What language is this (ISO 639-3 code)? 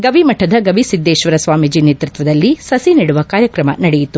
kan